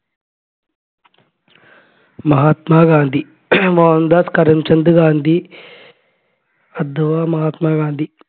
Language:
Malayalam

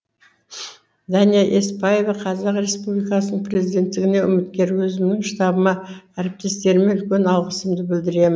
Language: Kazakh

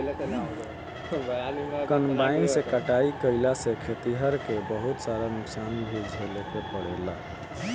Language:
Bhojpuri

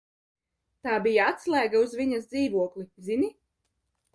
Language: Latvian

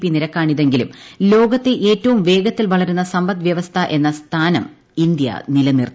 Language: Malayalam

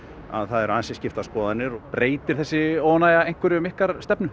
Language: Icelandic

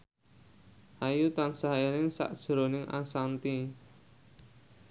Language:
Javanese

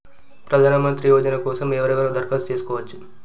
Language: Telugu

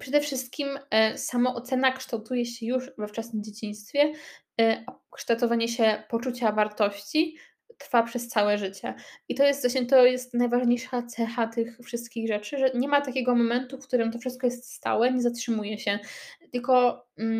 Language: Polish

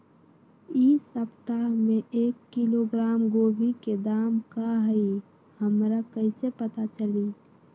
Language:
Magahi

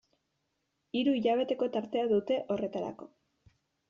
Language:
Basque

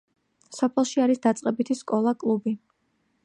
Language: Georgian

